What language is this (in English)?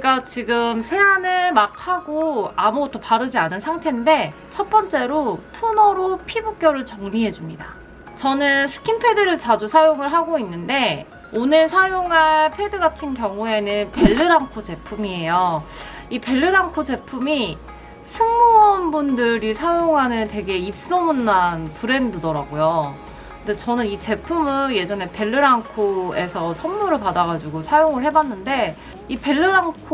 Korean